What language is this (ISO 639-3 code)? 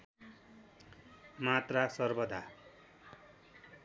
nep